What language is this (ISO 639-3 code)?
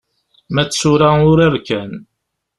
kab